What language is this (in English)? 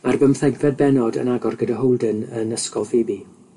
Welsh